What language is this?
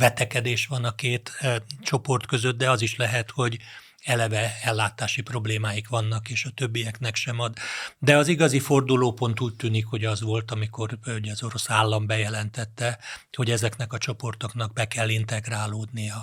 Hungarian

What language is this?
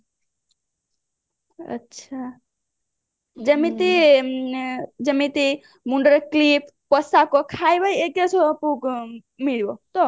Odia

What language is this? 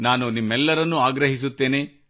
Kannada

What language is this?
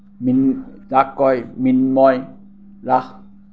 Assamese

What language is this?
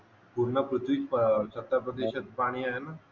Marathi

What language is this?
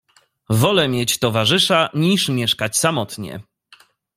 Polish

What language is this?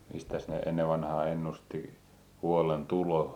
Finnish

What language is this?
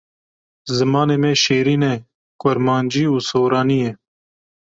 Kurdish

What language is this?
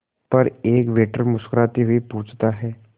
Hindi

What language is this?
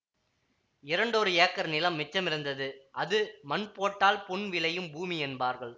Tamil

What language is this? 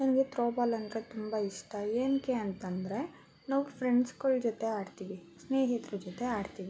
Kannada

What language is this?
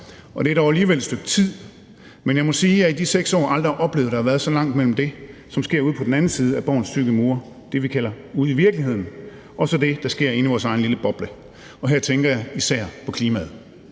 Danish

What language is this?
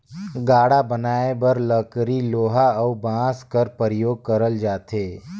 Chhattisgarhi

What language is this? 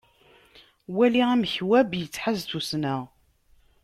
Kabyle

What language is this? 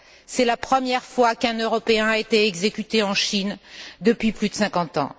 French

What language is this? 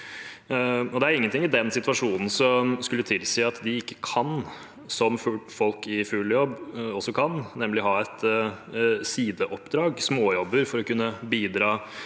Norwegian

